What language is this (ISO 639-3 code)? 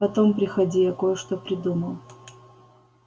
rus